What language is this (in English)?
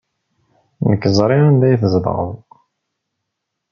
Kabyle